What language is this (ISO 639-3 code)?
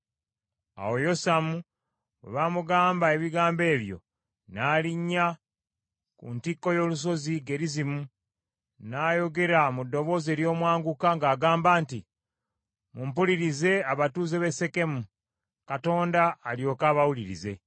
lug